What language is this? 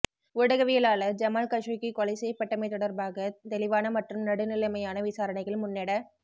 Tamil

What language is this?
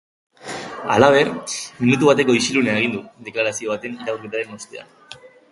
Basque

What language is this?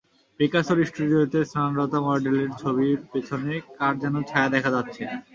Bangla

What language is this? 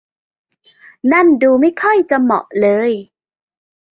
Thai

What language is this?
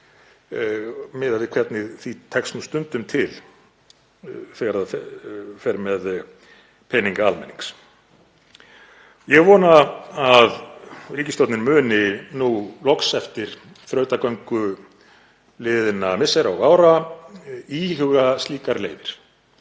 Icelandic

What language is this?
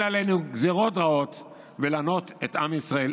Hebrew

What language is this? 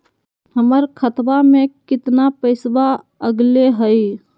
Magahi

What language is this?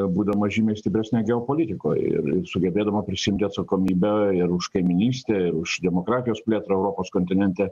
Lithuanian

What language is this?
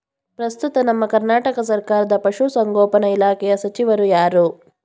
Kannada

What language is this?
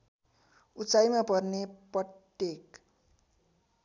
Nepali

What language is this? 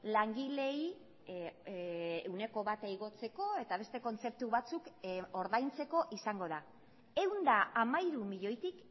Basque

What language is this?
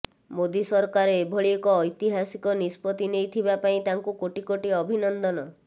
Odia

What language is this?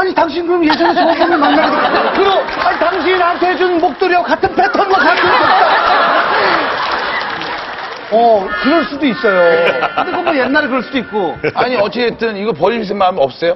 Korean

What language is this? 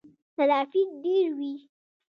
Pashto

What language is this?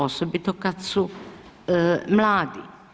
Croatian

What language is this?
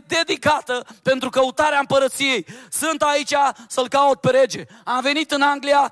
Romanian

